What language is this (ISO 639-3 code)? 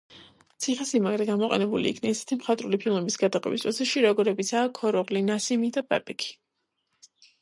kat